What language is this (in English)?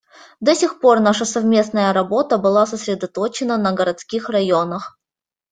Russian